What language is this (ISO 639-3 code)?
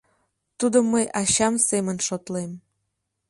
chm